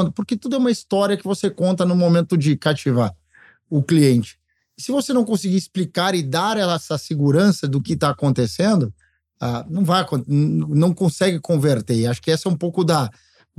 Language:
Portuguese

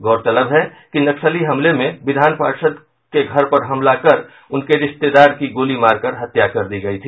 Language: Hindi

